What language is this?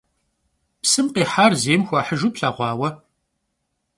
Kabardian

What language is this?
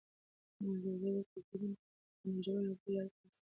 Pashto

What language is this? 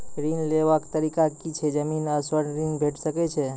Maithili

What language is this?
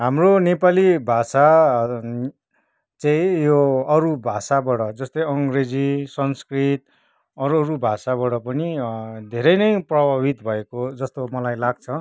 Nepali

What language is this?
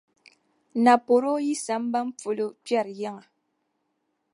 Dagbani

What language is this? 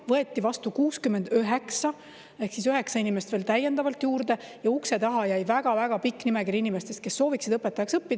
Estonian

